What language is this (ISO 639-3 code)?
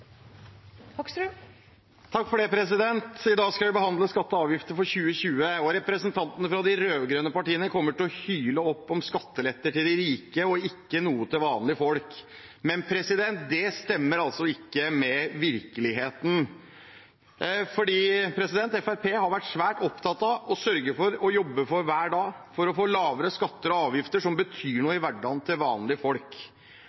nob